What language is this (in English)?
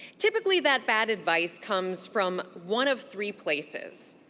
English